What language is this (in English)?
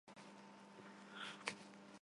Armenian